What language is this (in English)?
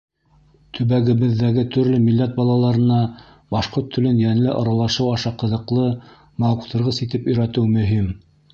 Bashkir